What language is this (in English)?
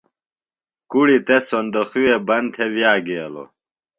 Phalura